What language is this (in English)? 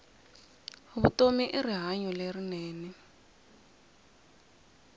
Tsonga